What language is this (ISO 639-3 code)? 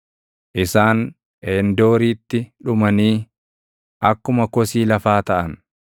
orm